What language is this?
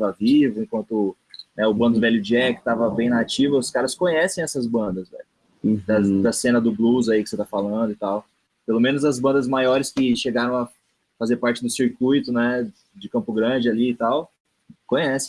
Portuguese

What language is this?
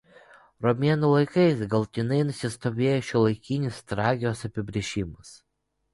Lithuanian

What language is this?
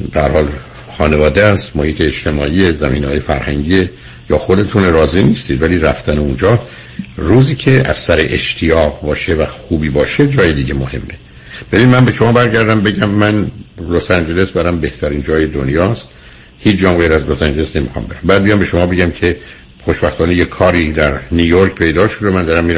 Persian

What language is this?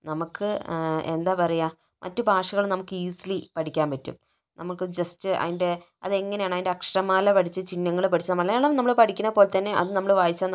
Malayalam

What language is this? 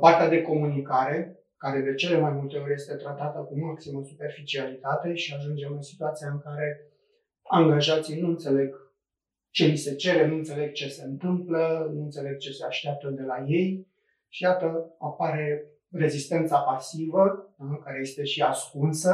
Romanian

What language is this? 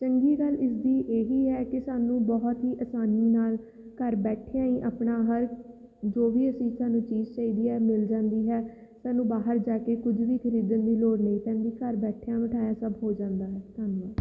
Punjabi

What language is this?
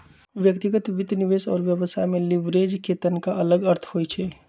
Magahi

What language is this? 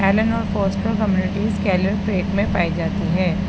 Urdu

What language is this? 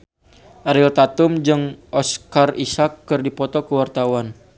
Sundanese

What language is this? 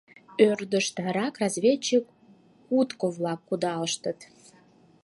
Mari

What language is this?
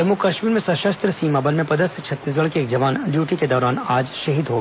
Hindi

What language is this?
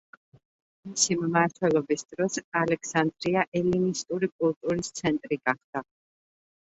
Georgian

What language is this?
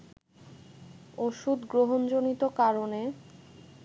Bangla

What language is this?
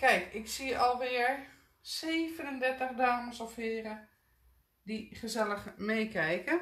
Dutch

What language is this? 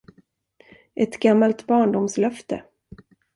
Swedish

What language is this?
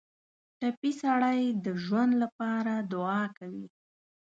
Pashto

